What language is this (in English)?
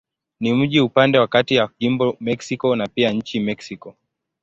Swahili